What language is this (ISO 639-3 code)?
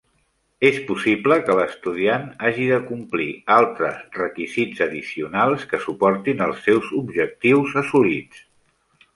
cat